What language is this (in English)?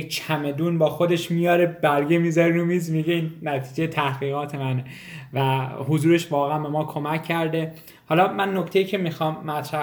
Persian